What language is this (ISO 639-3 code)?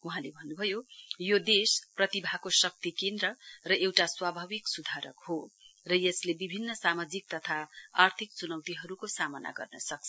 nep